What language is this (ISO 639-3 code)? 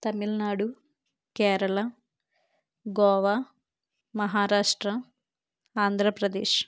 tel